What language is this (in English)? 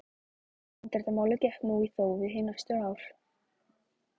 Icelandic